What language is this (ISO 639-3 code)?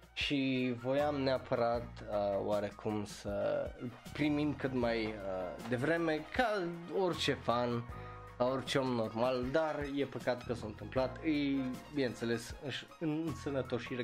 ron